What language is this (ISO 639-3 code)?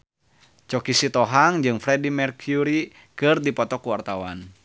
sun